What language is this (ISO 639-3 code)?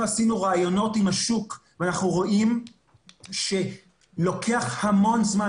heb